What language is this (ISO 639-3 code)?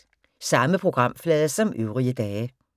dan